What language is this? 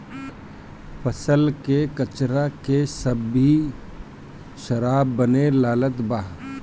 Bhojpuri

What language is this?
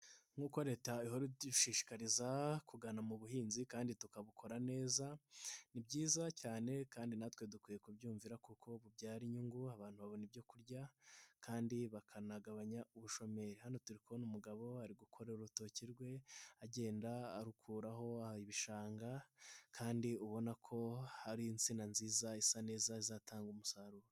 Kinyarwanda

